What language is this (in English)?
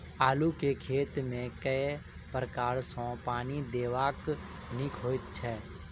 Maithili